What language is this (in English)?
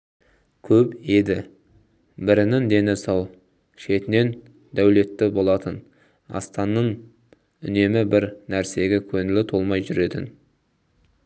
Kazakh